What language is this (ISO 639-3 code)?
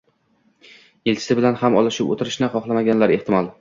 uzb